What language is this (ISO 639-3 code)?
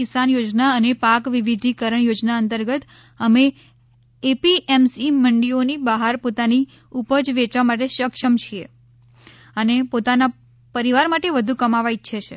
guj